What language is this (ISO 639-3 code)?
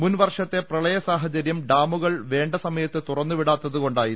mal